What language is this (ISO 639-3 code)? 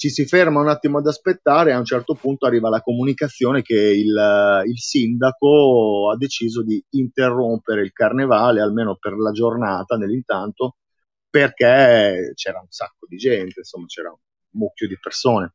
ita